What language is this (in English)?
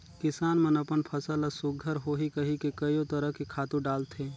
Chhattisgarhi